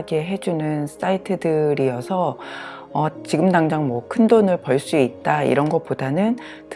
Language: Korean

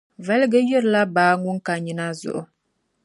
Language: Dagbani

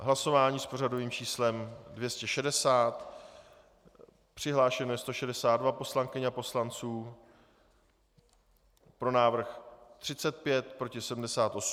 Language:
Czech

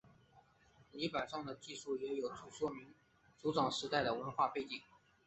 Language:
Chinese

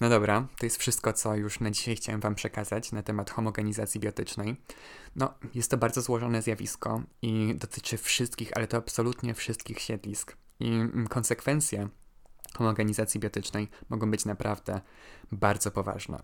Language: Polish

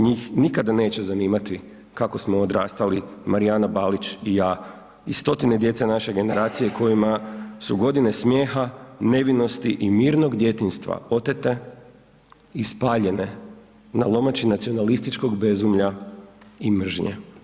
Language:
Croatian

